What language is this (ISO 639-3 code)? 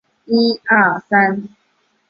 zho